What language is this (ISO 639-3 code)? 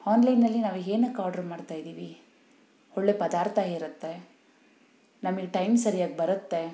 kan